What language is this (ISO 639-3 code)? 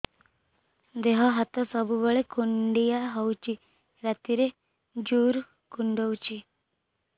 ori